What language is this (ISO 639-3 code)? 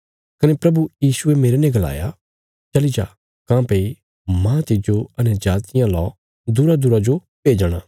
kfs